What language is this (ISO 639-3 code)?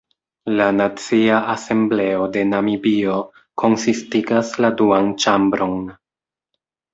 epo